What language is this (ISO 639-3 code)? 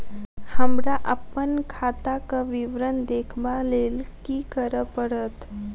mai